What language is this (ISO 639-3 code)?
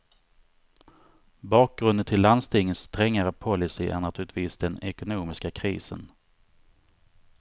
swe